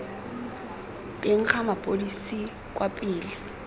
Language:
Tswana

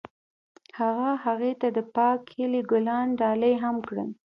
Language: Pashto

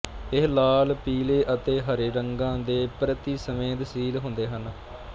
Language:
Punjabi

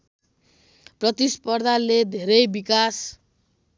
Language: Nepali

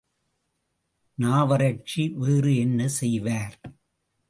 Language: Tamil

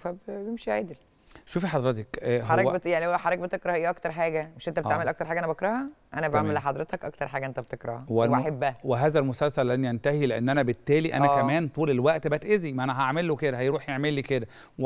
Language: Arabic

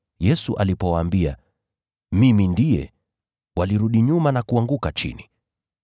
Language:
Swahili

